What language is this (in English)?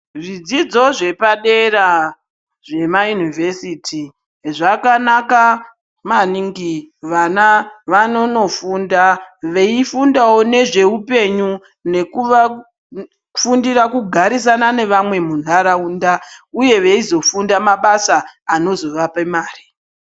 Ndau